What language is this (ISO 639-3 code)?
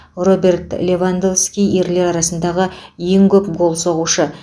kaz